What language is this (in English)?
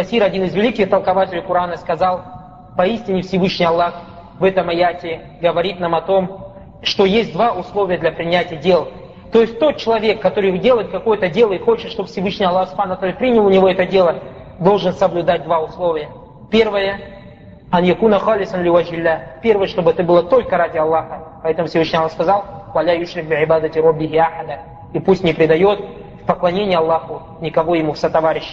Russian